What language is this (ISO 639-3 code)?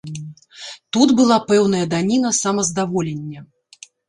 bel